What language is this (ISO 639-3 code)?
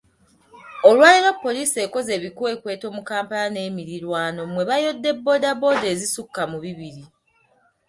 lug